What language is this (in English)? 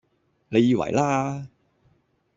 Cantonese